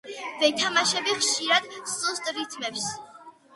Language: Georgian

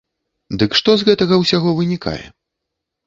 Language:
Belarusian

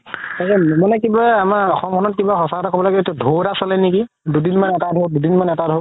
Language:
Assamese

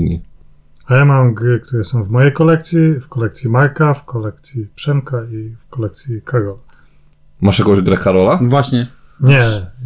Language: Polish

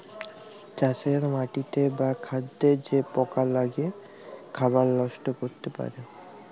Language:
Bangla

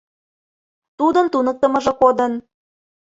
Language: Mari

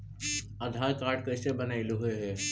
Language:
Magahi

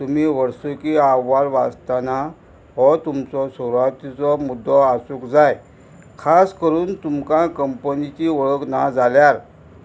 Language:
Konkani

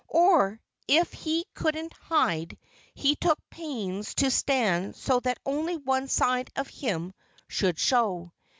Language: English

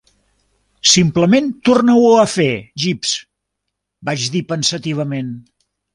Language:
Catalan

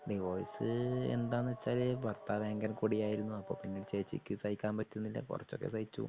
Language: Malayalam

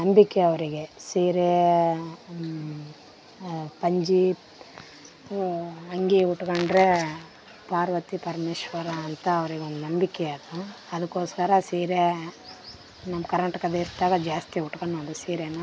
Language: Kannada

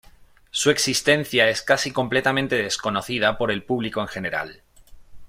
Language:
Spanish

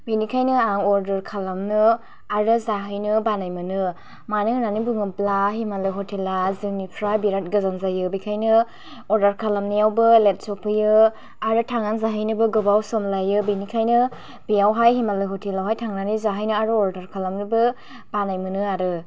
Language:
Bodo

